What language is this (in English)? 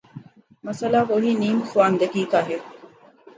Urdu